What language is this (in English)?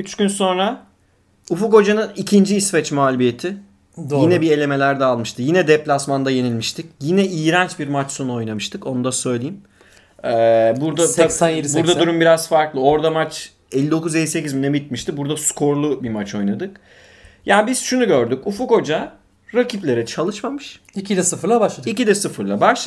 Turkish